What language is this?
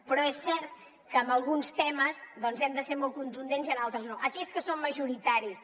Catalan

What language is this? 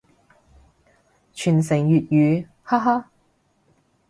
Cantonese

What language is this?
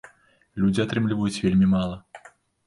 Belarusian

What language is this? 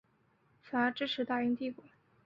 Chinese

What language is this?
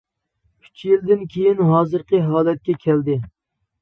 Uyghur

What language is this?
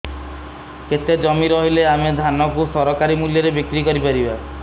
Odia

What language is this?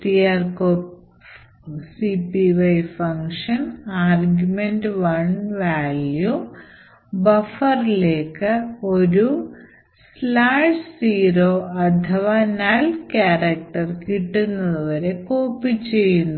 Malayalam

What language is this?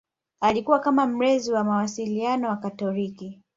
Swahili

